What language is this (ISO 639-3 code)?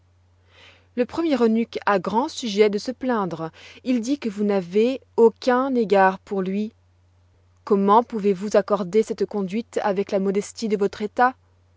fra